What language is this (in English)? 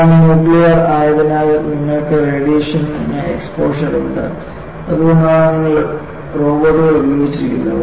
Malayalam